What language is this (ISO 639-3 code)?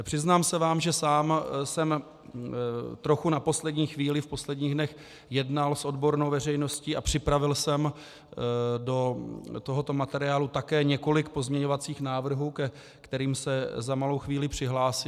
ces